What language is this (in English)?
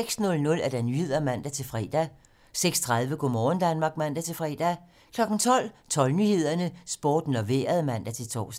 Danish